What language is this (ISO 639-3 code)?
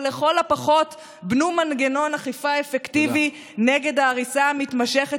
heb